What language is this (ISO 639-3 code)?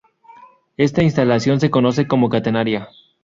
spa